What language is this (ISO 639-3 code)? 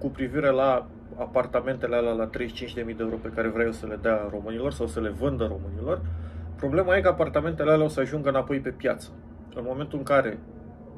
ron